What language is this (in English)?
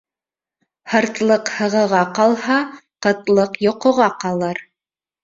Bashkir